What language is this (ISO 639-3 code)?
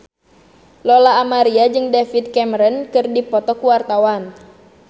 sun